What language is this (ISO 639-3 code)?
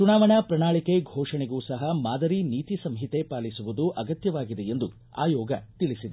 kan